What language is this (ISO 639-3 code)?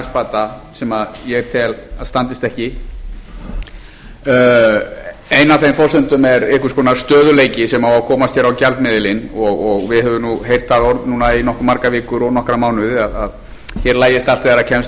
isl